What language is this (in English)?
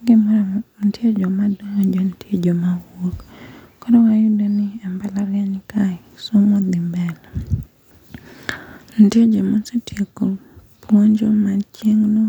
Luo (Kenya and Tanzania)